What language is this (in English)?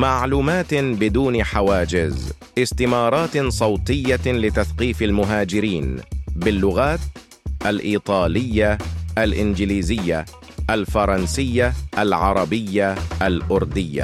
Arabic